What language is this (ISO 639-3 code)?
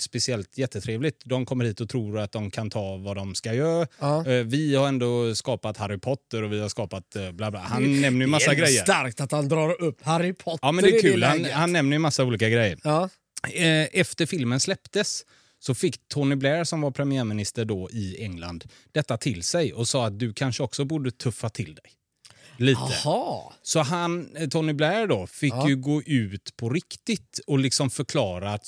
swe